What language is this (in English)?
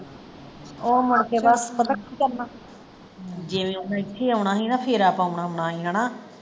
Punjabi